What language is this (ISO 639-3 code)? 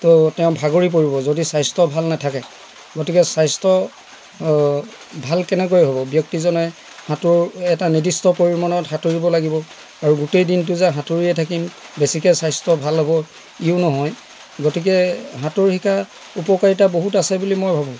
asm